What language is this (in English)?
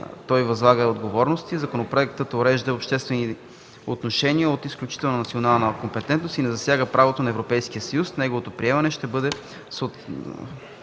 Bulgarian